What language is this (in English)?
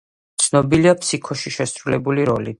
Georgian